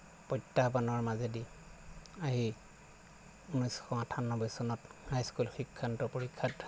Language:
Assamese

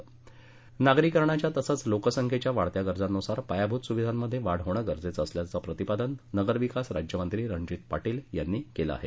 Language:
Marathi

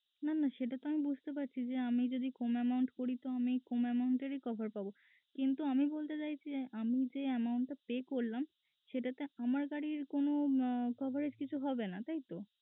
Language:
Bangla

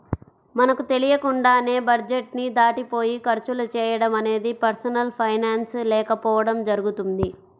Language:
Telugu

